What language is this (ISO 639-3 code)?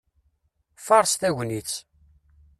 kab